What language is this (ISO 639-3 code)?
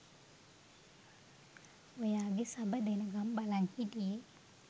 sin